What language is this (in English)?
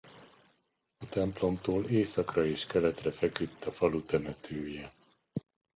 Hungarian